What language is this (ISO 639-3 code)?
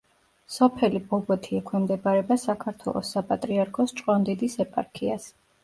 kat